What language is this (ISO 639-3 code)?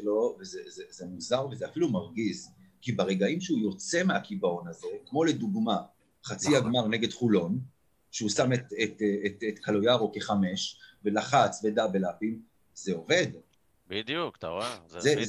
heb